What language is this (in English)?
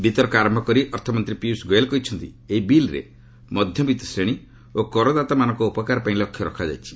Odia